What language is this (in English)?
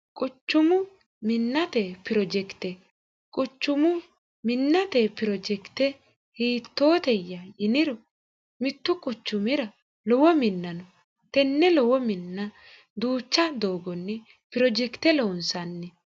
Sidamo